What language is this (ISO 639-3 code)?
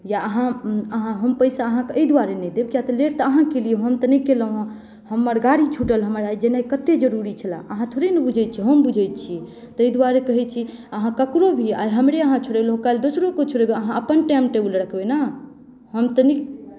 mai